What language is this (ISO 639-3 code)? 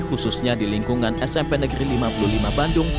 ind